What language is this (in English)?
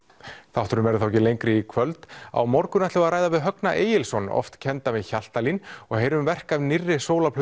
Icelandic